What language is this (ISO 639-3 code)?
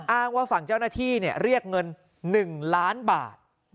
tha